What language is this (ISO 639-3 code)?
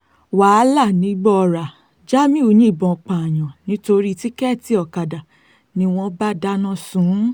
yor